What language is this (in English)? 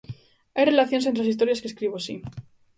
Galician